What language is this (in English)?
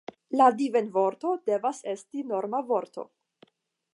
Esperanto